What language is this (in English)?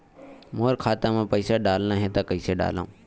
Chhattisgarhi